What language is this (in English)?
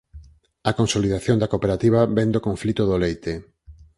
Galician